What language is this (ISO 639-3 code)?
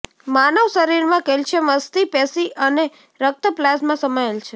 guj